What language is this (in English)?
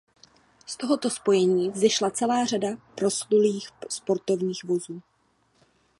Czech